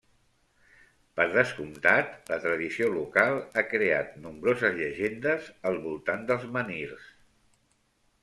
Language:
Catalan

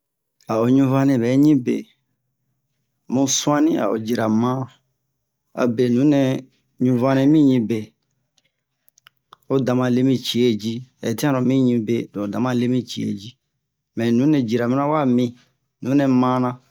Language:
Bomu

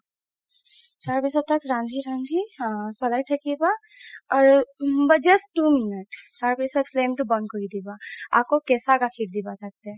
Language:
Assamese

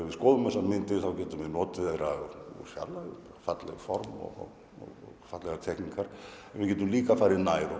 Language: Icelandic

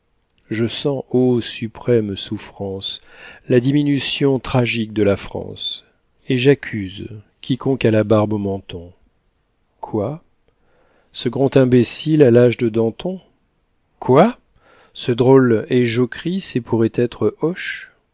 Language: French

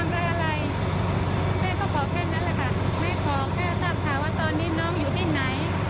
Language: Thai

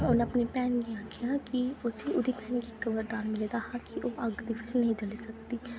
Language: Dogri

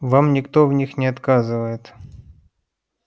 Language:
Russian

